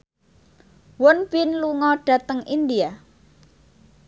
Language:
Javanese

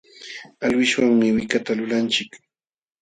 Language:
Jauja Wanca Quechua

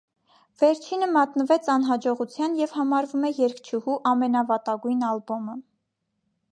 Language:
Armenian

